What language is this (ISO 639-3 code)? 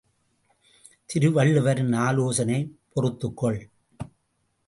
tam